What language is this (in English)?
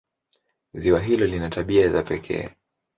Swahili